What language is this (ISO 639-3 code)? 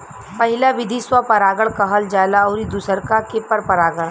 bho